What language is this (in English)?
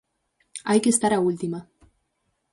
Galician